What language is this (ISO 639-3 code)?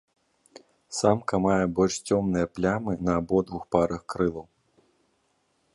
bel